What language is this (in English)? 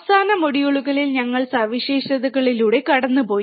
Malayalam